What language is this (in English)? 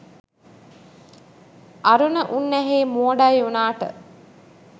Sinhala